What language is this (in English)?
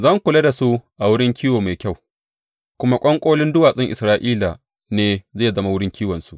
Hausa